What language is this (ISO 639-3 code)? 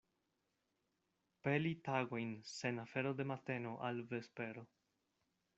epo